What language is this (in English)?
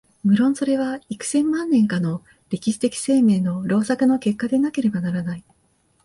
Japanese